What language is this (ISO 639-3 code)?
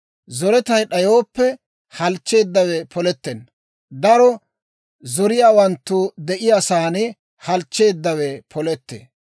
dwr